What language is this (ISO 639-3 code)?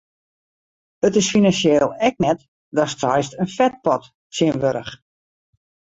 fry